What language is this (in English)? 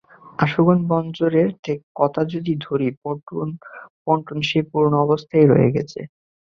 Bangla